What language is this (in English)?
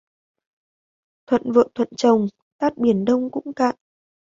Vietnamese